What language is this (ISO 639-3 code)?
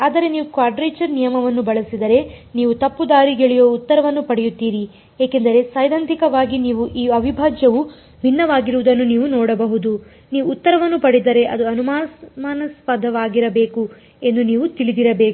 kan